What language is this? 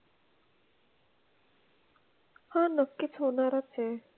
Marathi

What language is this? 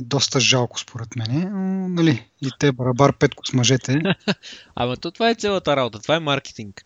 Bulgarian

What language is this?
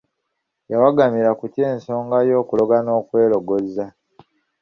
Ganda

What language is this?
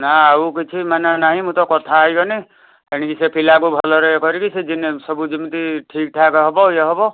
Odia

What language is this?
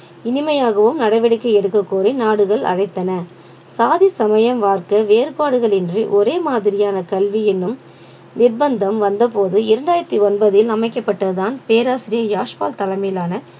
Tamil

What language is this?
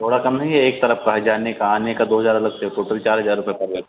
Hindi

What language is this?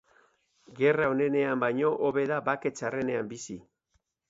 Basque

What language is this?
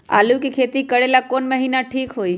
Magahi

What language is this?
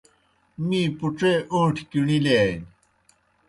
Kohistani Shina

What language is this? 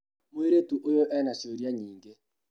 Kikuyu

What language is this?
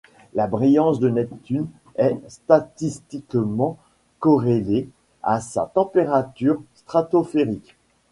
French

